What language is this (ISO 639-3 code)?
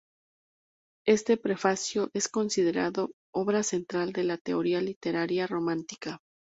spa